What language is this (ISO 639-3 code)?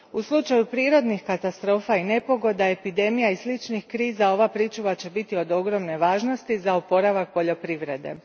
hrv